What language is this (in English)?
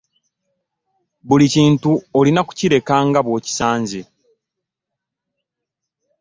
Ganda